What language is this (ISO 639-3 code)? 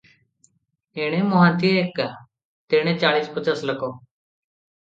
ori